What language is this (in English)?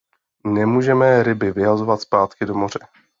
Czech